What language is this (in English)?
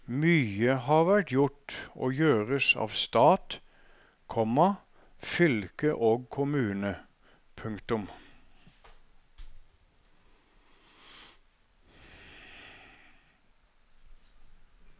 Norwegian